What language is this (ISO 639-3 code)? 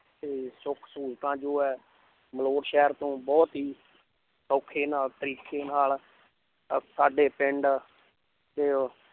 pan